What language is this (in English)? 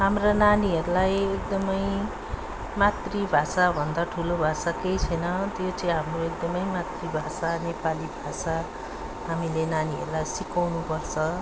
Nepali